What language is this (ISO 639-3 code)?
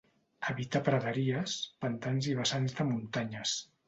cat